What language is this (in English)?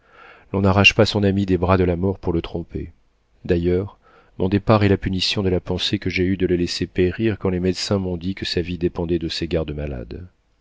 French